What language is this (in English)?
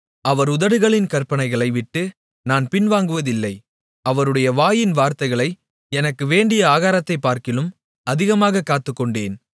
Tamil